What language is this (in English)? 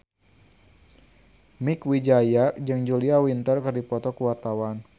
Sundanese